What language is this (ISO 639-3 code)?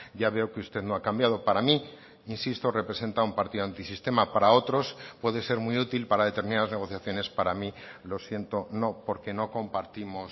spa